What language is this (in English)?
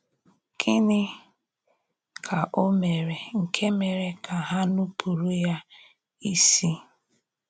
Igbo